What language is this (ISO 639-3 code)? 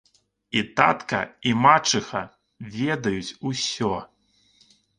bel